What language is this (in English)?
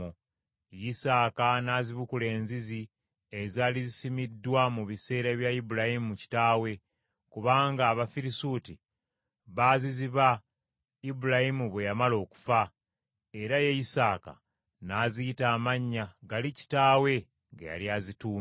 Ganda